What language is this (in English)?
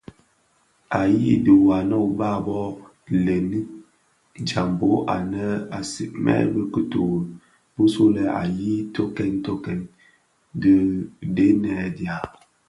Bafia